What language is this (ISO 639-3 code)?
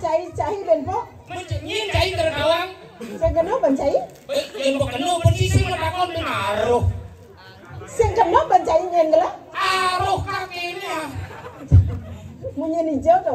ind